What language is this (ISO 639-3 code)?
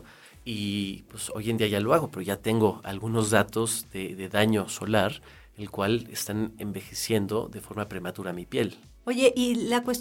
spa